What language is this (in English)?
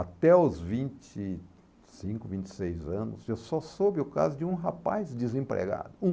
Portuguese